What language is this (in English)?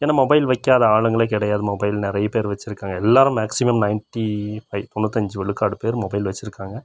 Tamil